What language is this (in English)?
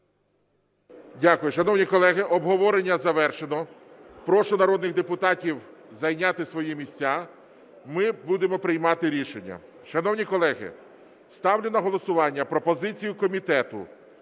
Ukrainian